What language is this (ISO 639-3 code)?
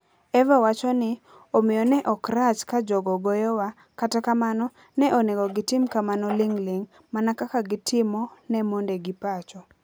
luo